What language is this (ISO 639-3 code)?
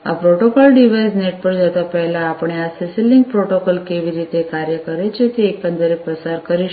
guj